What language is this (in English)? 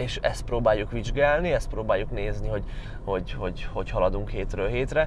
Hungarian